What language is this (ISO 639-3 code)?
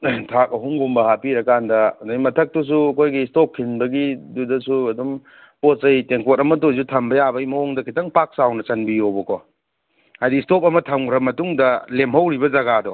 mni